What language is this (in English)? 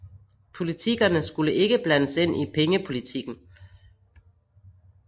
Danish